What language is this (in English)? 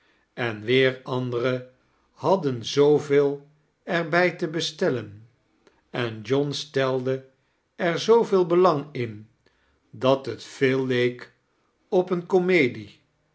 Dutch